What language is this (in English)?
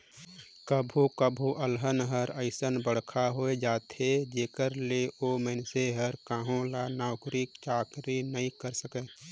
Chhattisgarhi